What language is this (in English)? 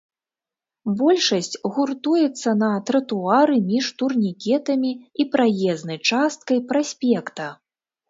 Belarusian